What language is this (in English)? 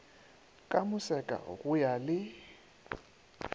Northern Sotho